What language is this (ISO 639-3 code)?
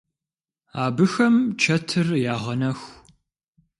kbd